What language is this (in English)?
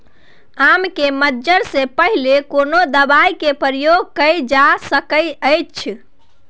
Maithili